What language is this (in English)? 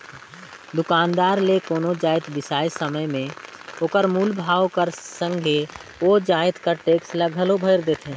Chhattisgarhi